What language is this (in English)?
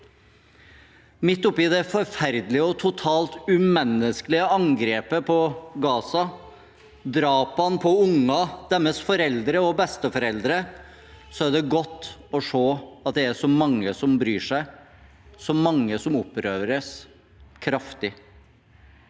Norwegian